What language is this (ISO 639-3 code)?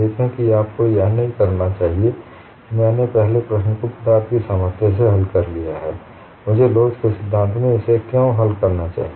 hin